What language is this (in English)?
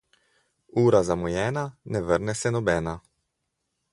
Slovenian